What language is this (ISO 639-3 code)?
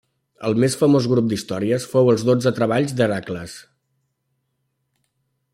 cat